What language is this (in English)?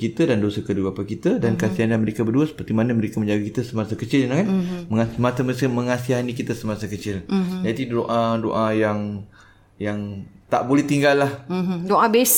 Malay